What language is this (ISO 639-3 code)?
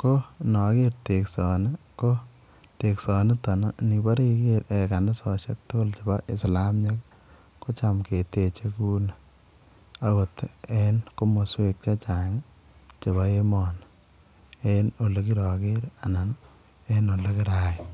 kln